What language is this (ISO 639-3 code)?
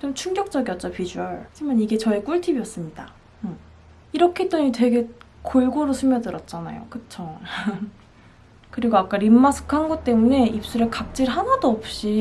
kor